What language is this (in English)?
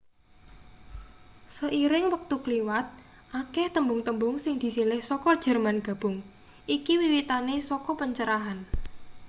Javanese